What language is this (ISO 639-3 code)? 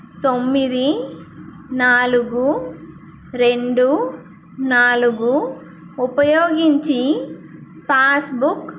tel